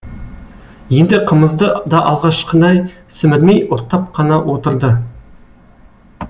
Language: Kazakh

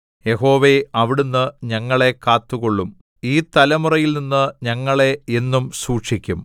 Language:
Malayalam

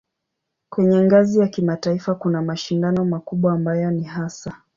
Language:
Swahili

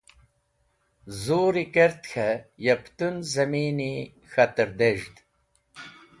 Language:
Wakhi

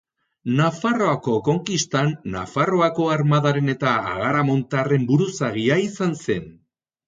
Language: Basque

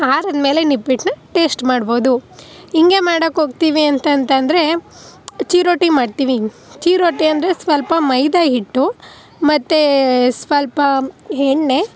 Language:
Kannada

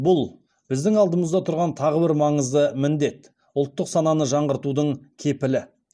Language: Kazakh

